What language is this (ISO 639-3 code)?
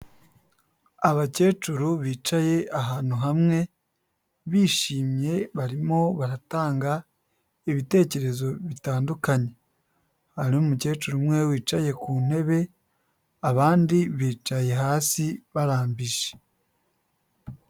kin